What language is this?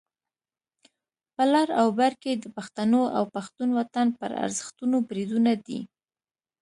Pashto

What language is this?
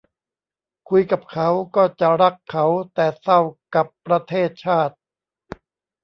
Thai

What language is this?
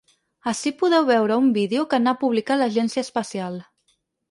Catalan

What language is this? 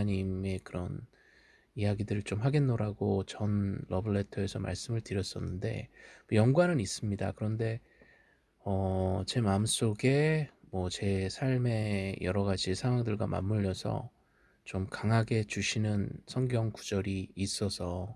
Korean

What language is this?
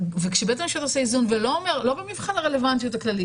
Hebrew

